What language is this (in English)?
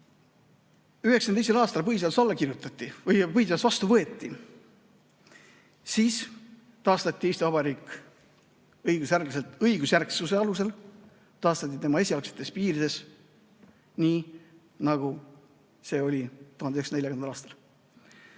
Estonian